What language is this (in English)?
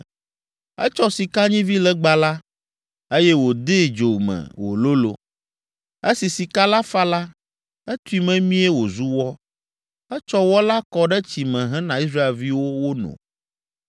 Ewe